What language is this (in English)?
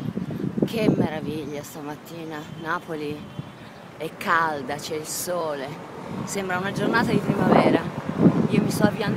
Italian